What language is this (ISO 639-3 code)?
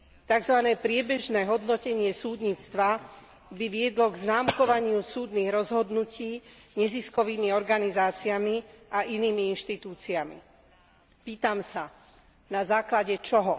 slk